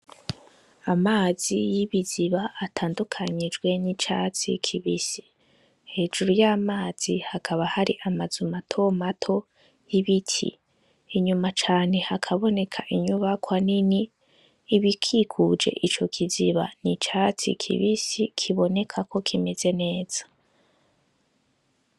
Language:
Rundi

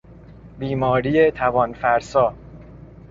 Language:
Persian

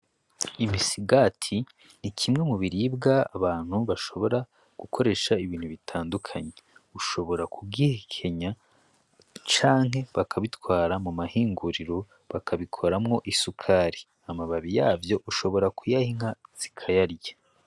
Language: Rundi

